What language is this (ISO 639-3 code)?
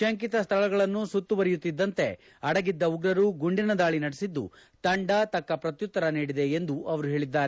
kan